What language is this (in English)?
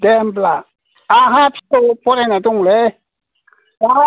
Bodo